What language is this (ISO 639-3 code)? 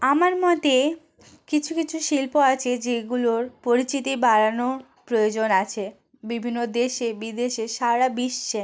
ben